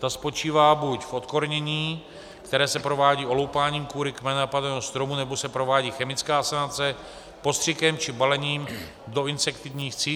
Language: Czech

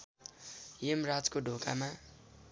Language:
Nepali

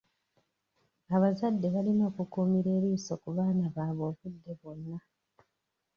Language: Ganda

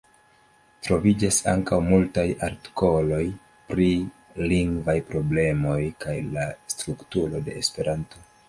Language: Esperanto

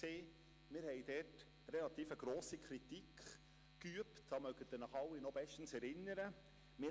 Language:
Swiss German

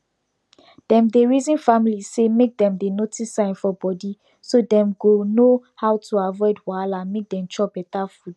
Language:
Nigerian Pidgin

